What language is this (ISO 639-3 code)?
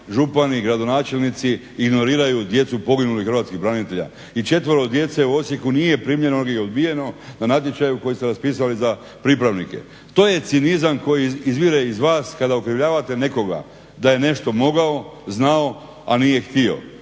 hrv